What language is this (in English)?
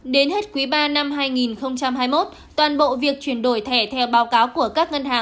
Vietnamese